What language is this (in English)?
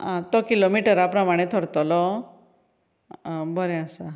Konkani